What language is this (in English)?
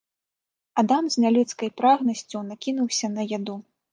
Belarusian